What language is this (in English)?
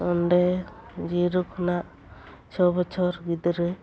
Santali